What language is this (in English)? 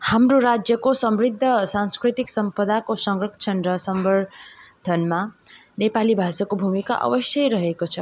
Nepali